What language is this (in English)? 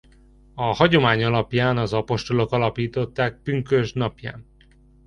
Hungarian